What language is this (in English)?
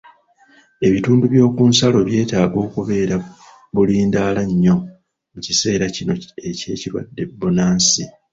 Ganda